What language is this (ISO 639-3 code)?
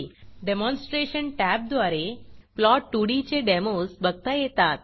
mar